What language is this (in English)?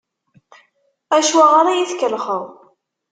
Kabyle